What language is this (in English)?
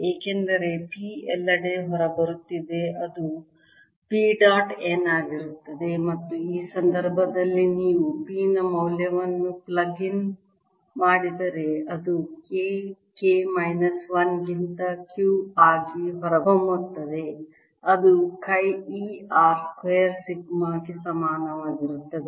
Kannada